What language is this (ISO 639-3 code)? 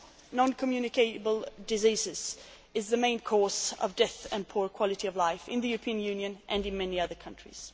eng